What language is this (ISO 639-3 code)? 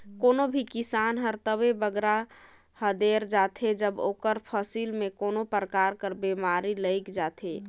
hne